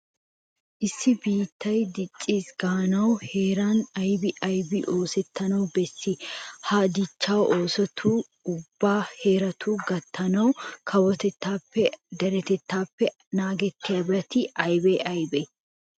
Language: Wolaytta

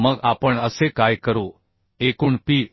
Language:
Marathi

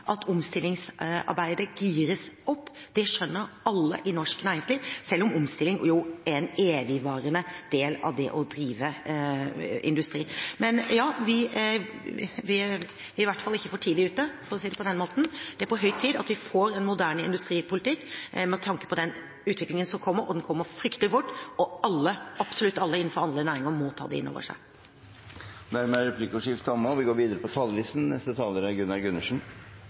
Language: Norwegian Bokmål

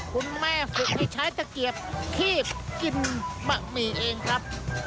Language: Thai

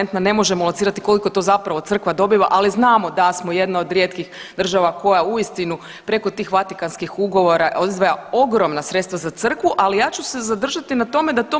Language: Croatian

